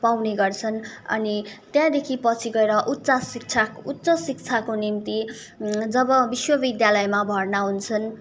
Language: Nepali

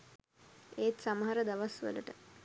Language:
Sinhala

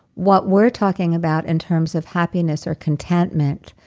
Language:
English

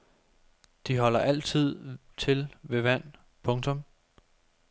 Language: Danish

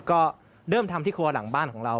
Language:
Thai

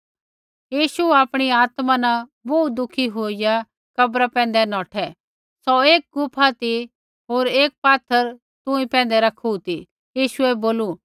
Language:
Kullu Pahari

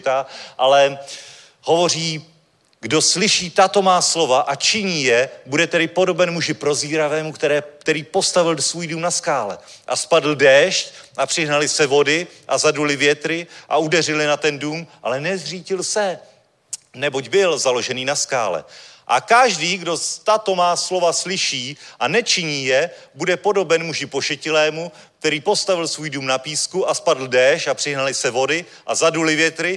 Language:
Czech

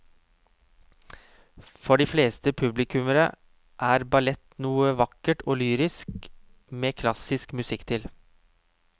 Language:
Norwegian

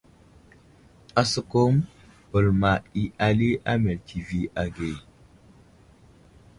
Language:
Wuzlam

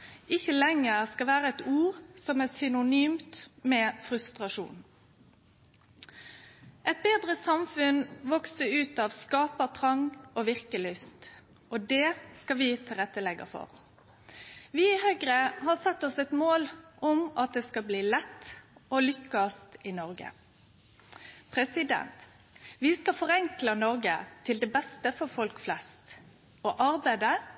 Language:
Norwegian Nynorsk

